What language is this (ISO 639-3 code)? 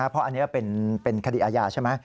tha